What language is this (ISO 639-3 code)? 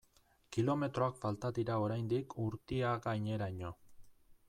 eus